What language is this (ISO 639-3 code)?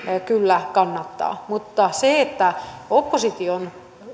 fin